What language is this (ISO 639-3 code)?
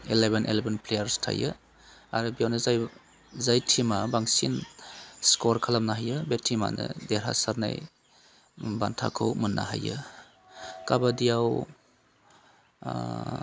brx